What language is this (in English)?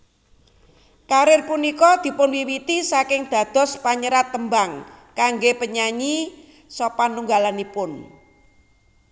Javanese